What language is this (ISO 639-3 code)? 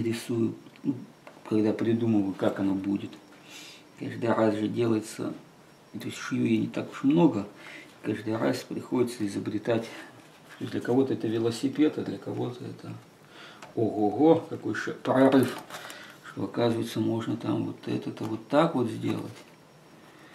rus